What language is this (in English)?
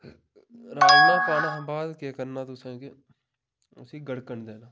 Dogri